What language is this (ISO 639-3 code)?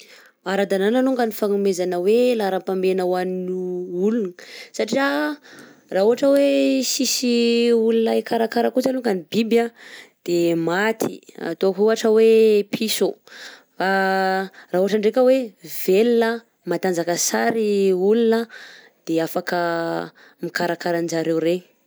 bzc